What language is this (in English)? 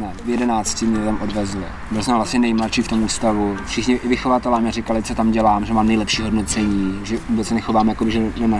Czech